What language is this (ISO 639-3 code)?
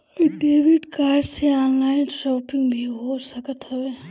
bho